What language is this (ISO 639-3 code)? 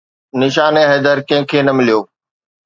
snd